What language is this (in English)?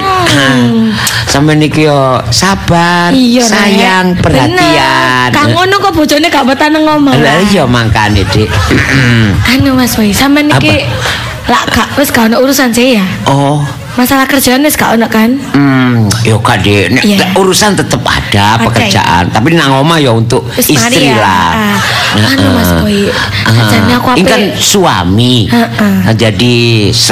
Indonesian